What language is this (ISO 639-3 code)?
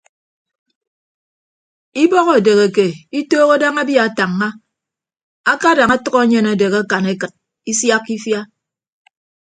ibb